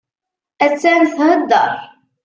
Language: Kabyle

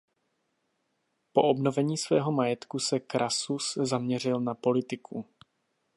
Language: Czech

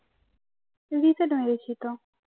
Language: Bangla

